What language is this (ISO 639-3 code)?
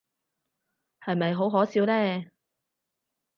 yue